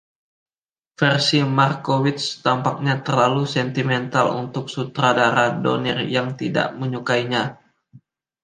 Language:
Indonesian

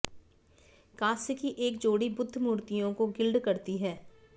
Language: Hindi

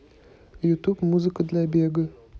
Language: Russian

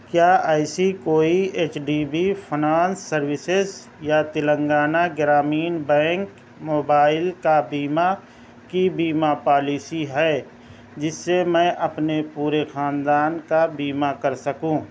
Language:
Urdu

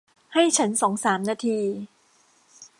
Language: Thai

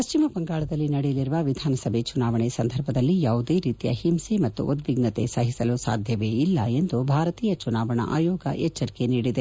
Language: Kannada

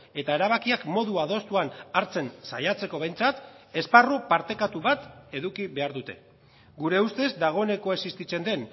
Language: Basque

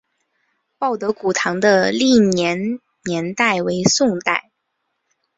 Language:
Chinese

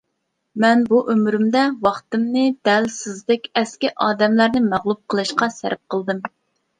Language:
Uyghur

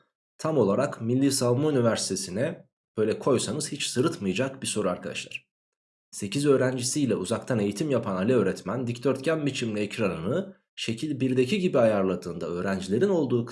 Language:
Turkish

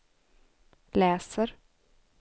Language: Swedish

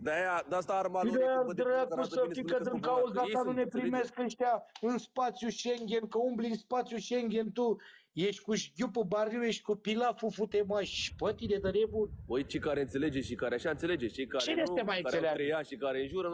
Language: Romanian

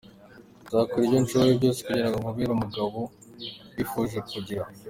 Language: Kinyarwanda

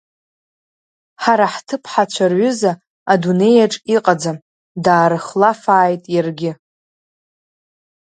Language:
Abkhazian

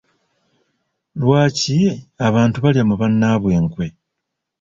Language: Ganda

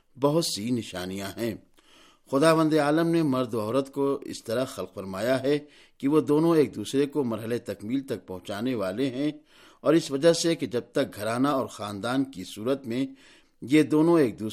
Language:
Urdu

